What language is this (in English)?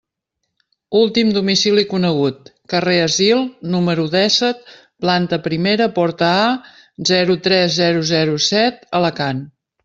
Catalan